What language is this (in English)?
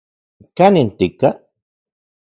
Central Puebla Nahuatl